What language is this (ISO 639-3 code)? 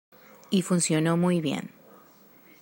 spa